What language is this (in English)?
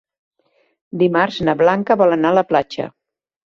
Catalan